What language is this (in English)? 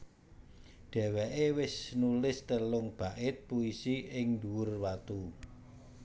Javanese